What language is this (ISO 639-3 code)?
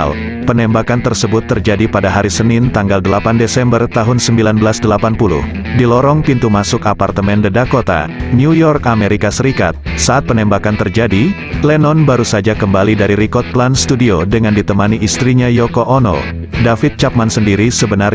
ind